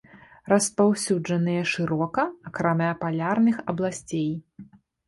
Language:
Belarusian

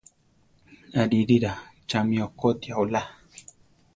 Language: Central Tarahumara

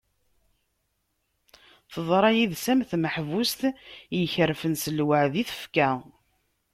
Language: Kabyle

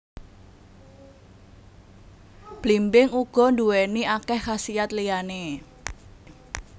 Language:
Javanese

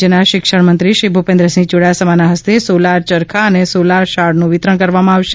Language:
Gujarati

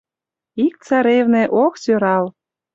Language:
Mari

